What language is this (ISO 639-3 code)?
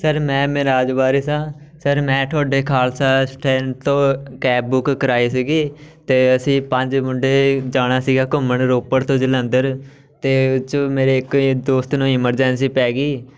pan